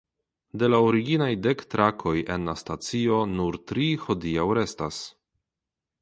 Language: Esperanto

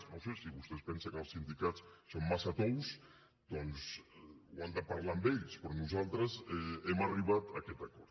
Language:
Catalan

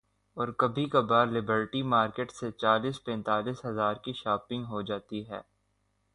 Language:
Urdu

